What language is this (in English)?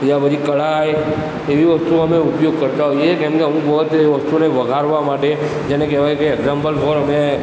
Gujarati